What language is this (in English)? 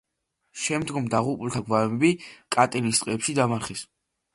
Georgian